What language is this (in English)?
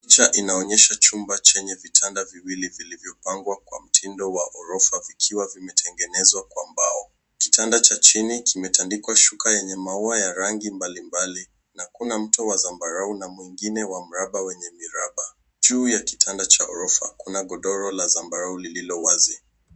Swahili